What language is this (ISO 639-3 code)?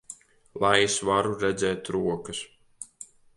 lav